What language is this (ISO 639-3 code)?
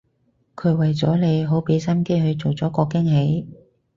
yue